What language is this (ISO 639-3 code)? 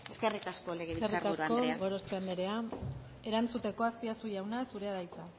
eus